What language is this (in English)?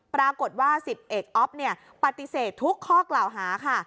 Thai